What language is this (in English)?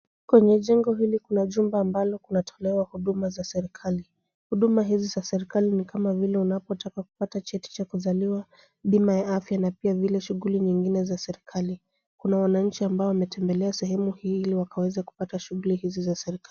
Swahili